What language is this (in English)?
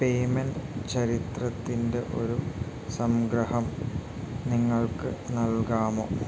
Malayalam